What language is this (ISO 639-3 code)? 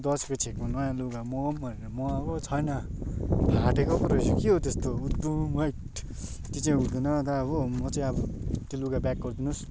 nep